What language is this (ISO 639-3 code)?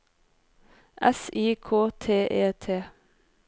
nor